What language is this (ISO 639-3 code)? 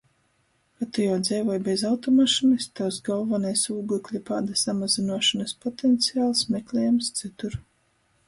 ltg